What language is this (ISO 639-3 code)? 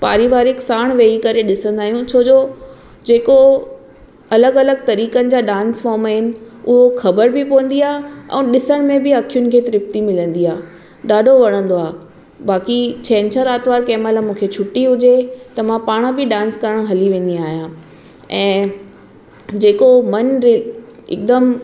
snd